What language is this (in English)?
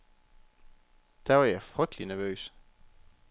Danish